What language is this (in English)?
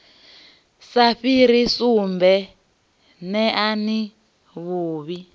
Venda